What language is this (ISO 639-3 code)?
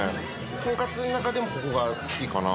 jpn